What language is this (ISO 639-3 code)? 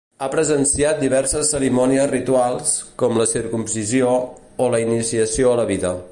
cat